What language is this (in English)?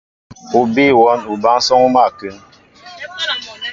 Mbo (Cameroon)